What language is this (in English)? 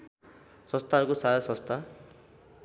Nepali